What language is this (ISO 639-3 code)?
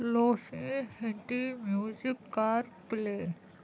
kas